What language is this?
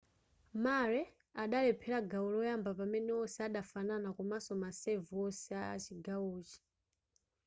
Nyanja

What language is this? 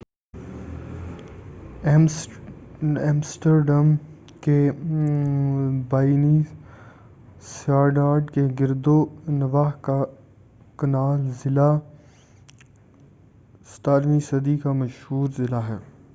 Urdu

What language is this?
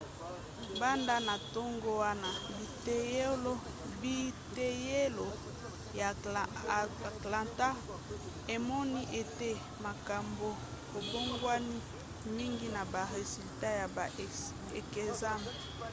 Lingala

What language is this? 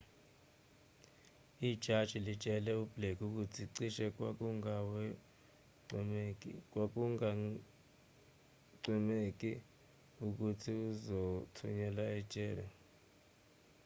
Zulu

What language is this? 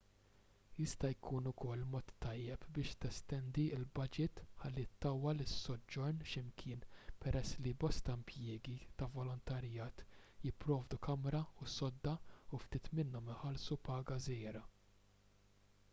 Maltese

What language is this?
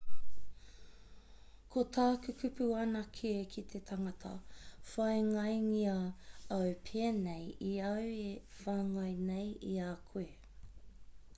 Māori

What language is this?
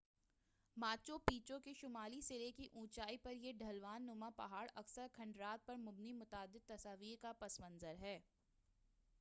Urdu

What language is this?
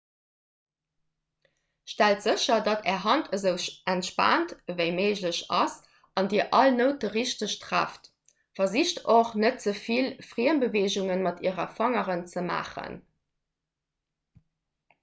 Luxembourgish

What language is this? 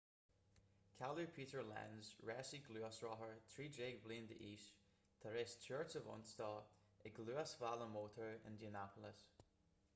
Irish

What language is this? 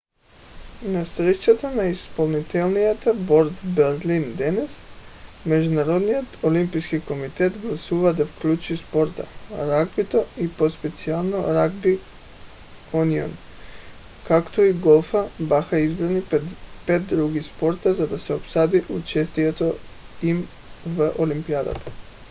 Bulgarian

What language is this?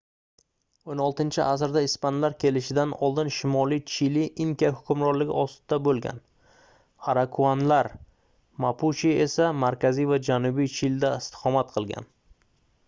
Uzbek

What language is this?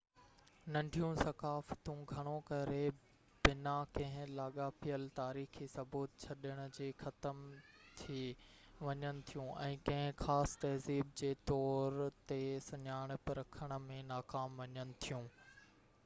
Sindhi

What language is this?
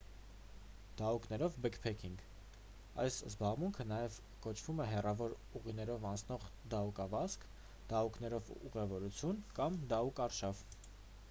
Armenian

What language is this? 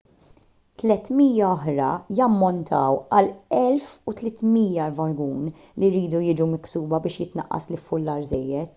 Maltese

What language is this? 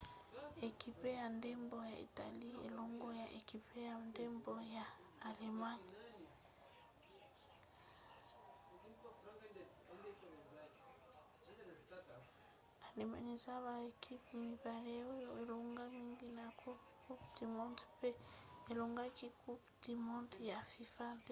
Lingala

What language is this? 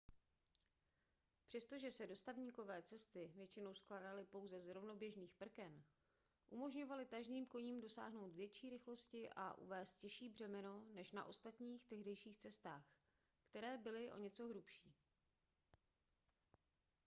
Czech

